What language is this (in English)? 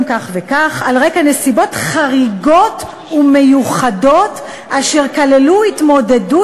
Hebrew